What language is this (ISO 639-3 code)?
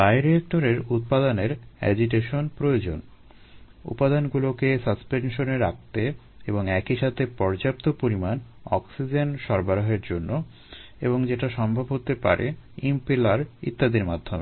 ben